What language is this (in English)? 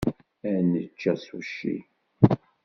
Kabyle